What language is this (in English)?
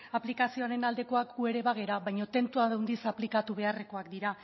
Basque